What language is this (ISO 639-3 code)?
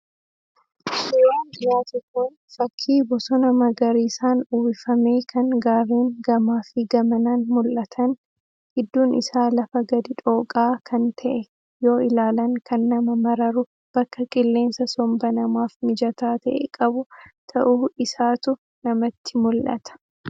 orm